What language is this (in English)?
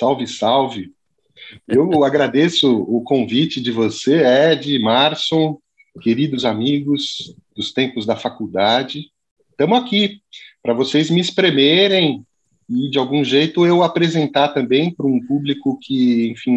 Portuguese